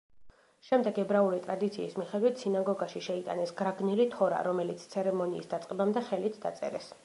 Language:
Georgian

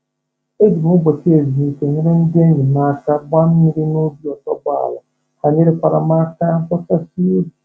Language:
Igbo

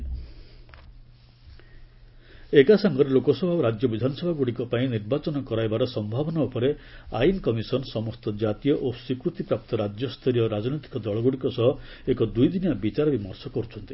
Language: Odia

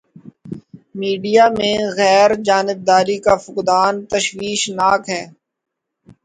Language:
Urdu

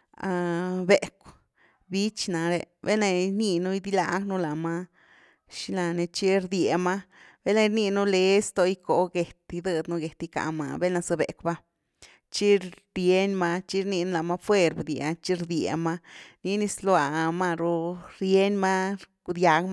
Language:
Güilá Zapotec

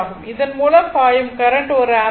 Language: Tamil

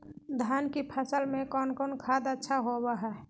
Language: Magahi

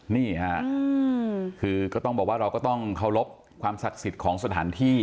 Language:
Thai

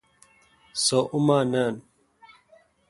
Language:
Kalkoti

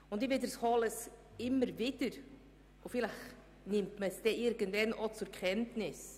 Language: Swiss German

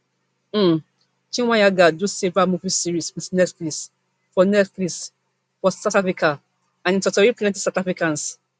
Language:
Nigerian Pidgin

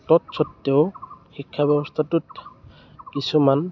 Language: Assamese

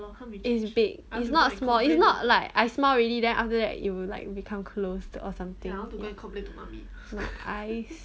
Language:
English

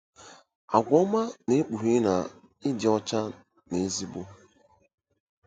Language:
Igbo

